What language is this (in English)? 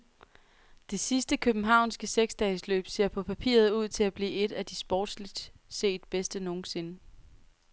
Danish